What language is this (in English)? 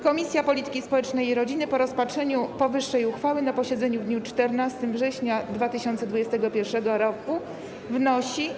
Polish